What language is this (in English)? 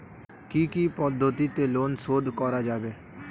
Bangla